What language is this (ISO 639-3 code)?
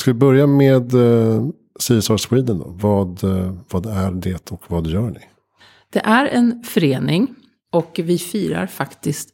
swe